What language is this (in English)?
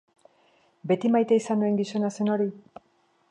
Basque